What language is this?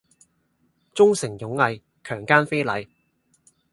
Cantonese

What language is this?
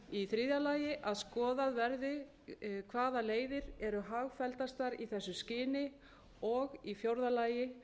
Icelandic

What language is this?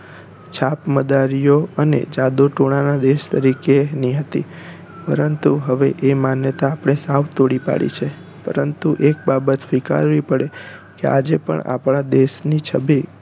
Gujarati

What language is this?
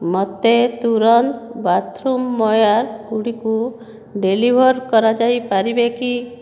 Odia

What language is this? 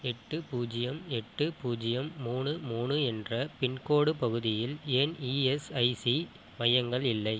Tamil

